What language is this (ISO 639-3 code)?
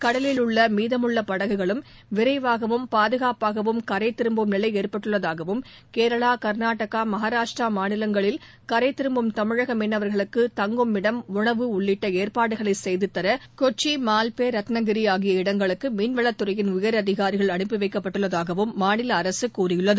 tam